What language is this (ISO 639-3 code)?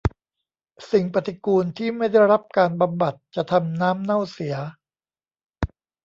tha